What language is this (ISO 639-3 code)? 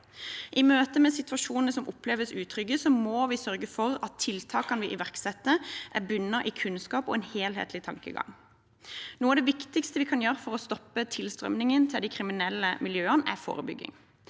nor